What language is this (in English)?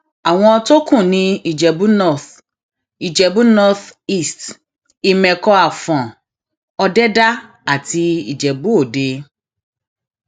Yoruba